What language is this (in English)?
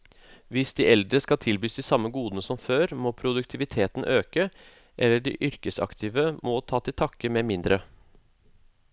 Norwegian